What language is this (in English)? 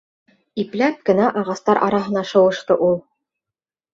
Bashkir